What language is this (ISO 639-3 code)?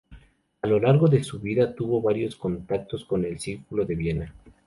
spa